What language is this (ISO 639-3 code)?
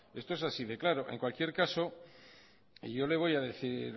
spa